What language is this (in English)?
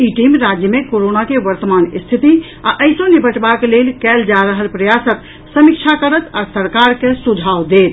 Maithili